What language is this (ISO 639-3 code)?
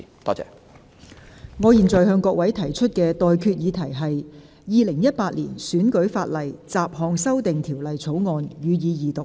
yue